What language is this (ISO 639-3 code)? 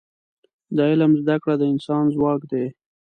pus